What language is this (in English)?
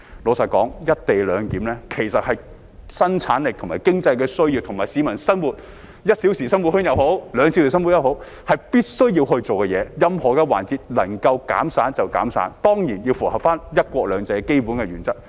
Cantonese